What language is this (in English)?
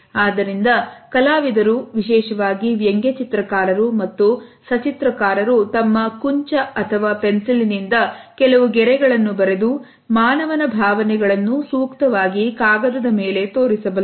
Kannada